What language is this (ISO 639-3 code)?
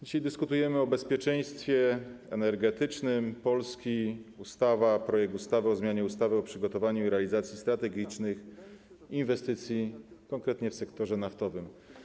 pol